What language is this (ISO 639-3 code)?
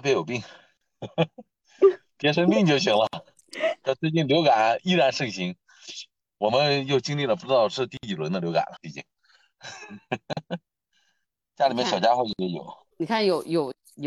zho